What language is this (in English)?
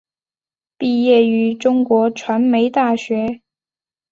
Chinese